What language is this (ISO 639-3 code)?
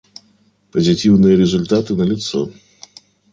rus